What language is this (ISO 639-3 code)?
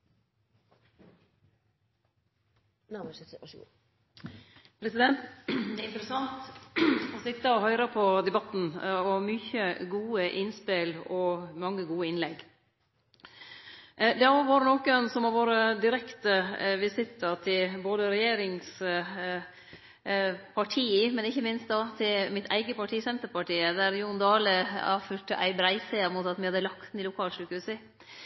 nno